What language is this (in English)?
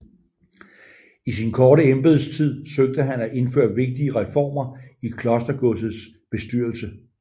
Danish